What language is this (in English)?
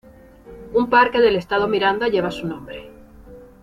Spanish